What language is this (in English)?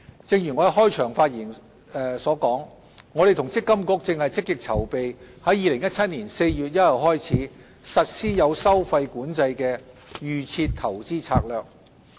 Cantonese